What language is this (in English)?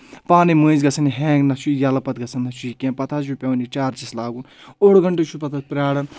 Kashmiri